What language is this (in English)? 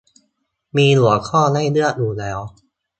Thai